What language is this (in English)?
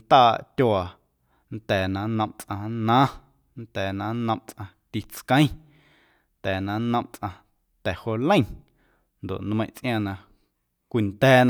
Guerrero Amuzgo